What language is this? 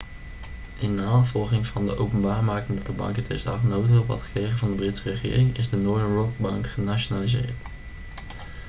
Dutch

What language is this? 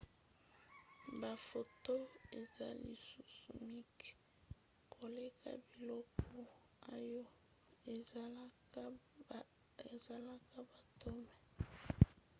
Lingala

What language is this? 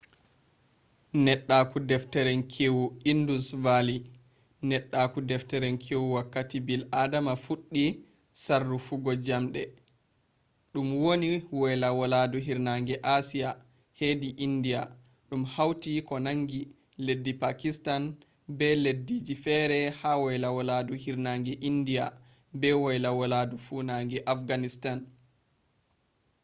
Fula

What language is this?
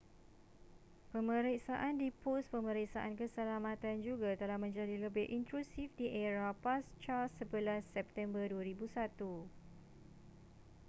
Malay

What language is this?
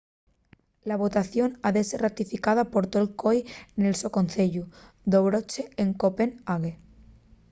Asturian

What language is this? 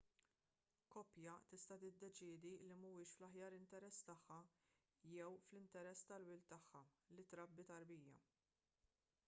Maltese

